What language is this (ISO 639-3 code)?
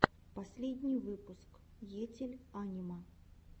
rus